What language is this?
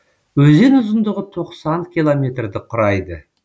Kazakh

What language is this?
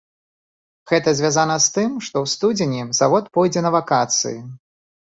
Belarusian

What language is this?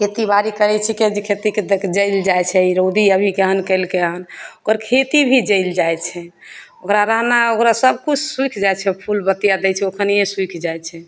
Maithili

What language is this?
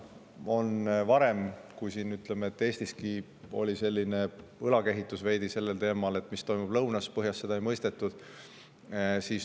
Estonian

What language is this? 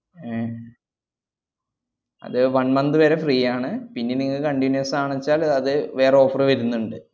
Malayalam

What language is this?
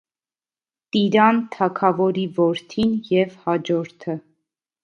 Armenian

